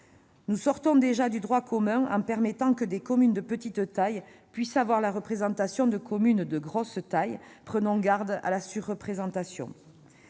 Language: French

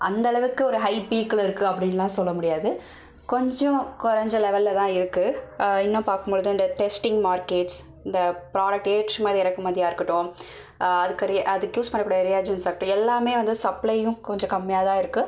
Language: Tamil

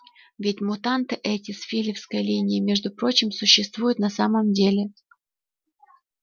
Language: Russian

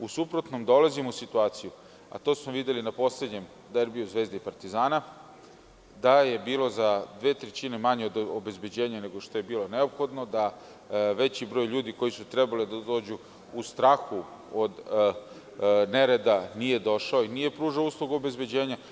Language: Serbian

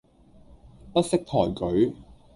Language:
Cantonese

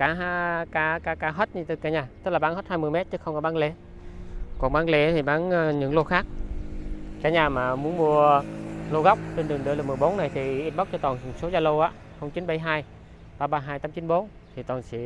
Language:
Vietnamese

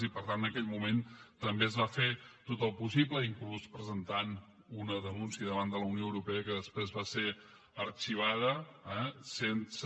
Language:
Catalan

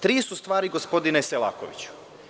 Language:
Serbian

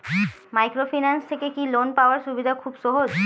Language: Bangla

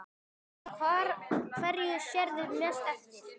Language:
Icelandic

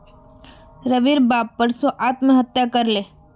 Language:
Magahi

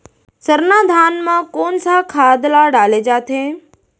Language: Chhattisgarhi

